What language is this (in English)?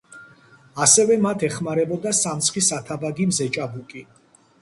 Georgian